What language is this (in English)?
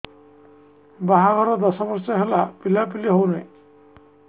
Odia